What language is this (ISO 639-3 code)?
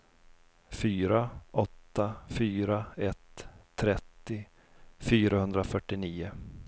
swe